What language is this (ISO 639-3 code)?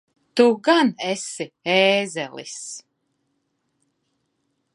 lav